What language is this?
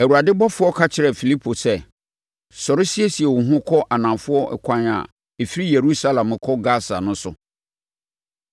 Akan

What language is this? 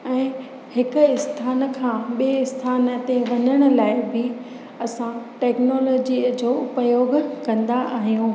Sindhi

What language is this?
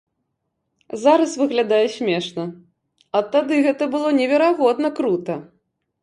Belarusian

